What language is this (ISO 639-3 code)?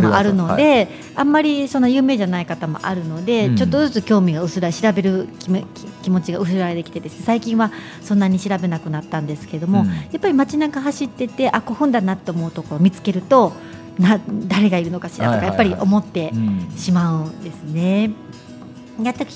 jpn